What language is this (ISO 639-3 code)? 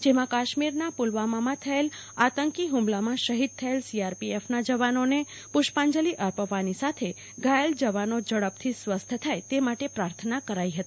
guj